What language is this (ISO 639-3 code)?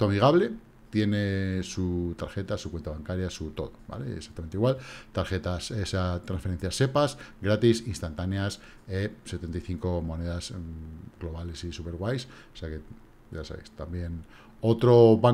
spa